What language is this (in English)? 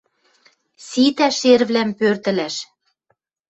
Western Mari